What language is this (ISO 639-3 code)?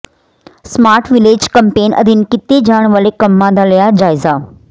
pan